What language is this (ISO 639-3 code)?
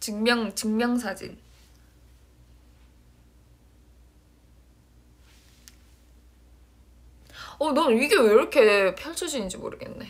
kor